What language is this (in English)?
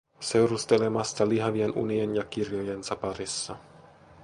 Finnish